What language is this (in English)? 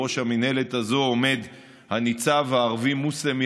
Hebrew